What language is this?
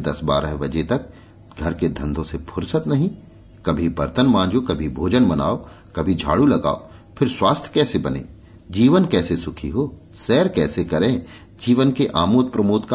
Hindi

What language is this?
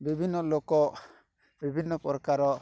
Odia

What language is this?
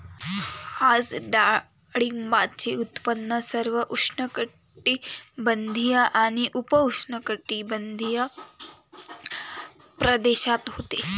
Marathi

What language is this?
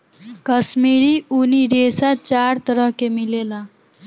Bhojpuri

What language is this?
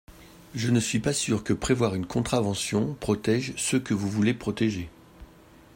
French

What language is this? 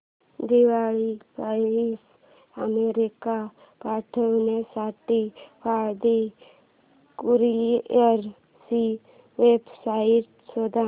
Marathi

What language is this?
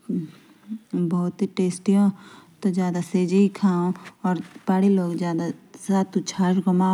Jaunsari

